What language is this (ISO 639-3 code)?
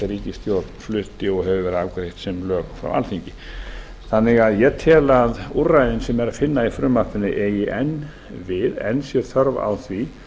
isl